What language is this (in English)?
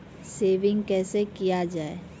Maithili